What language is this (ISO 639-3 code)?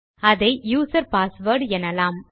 tam